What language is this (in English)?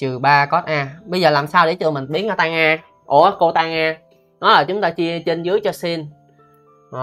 Vietnamese